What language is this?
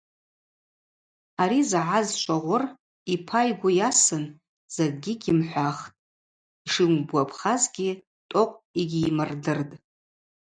Abaza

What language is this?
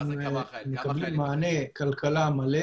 Hebrew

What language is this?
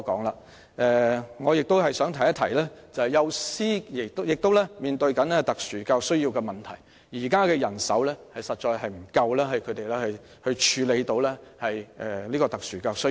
Cantonese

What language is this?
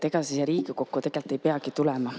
Estonian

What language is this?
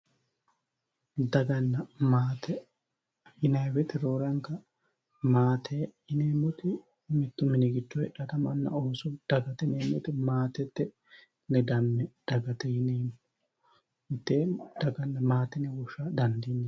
Sidamo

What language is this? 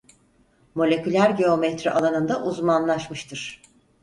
Turkish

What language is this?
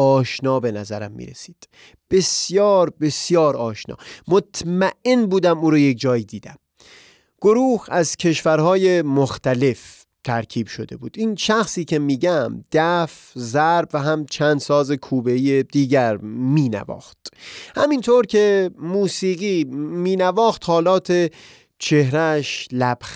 Persian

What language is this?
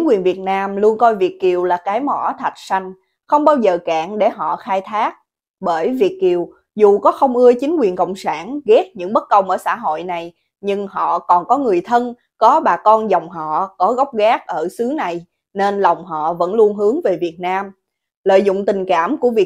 Vietnamese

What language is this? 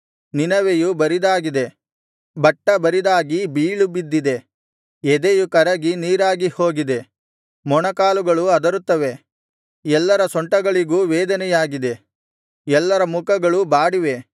Kannada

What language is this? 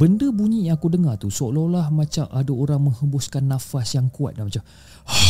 Malay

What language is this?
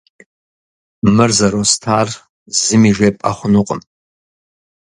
Kabardian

